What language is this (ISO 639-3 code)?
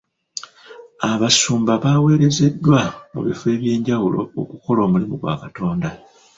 lug